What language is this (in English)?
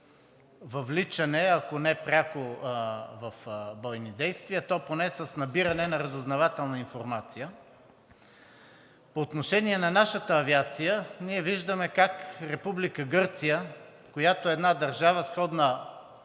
Bulgarian